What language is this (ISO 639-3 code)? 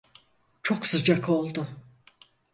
tur